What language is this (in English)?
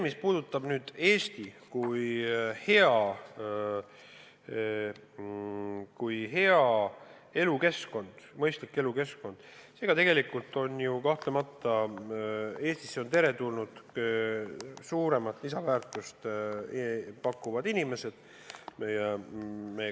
Estonian